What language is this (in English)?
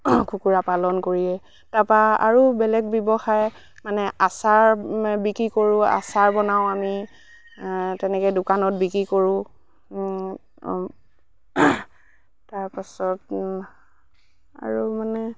Assamese